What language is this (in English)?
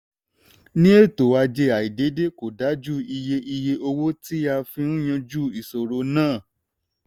Yoruba